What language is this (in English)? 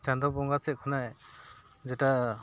Santali